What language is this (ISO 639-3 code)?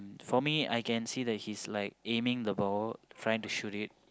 eng